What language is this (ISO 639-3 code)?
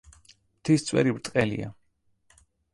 kat